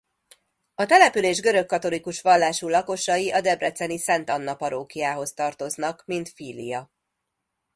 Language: Hungarian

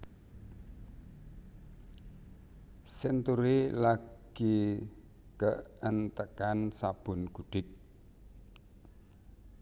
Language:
Javanese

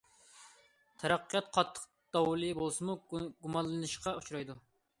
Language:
Uyghur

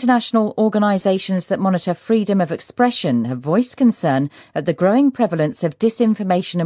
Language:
Chinese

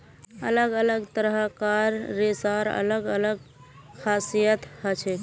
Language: Magahi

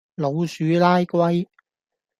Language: Cantonese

